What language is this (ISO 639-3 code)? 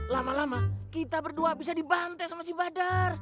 ind